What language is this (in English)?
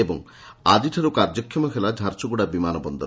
Odia